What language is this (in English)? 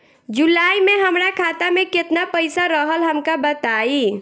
Bhojpuri